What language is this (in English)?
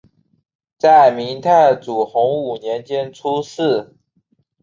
Chinese